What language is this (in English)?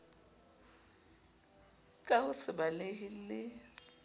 Southern Sotho